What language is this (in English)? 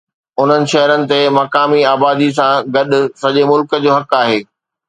Sindhi